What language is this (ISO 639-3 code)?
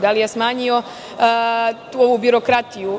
srp